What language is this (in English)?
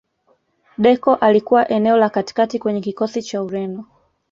Swahili